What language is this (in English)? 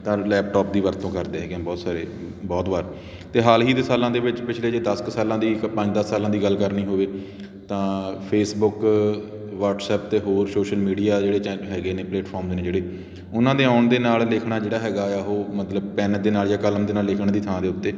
Punjabi